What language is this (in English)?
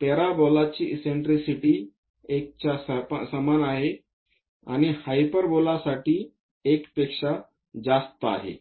Marathi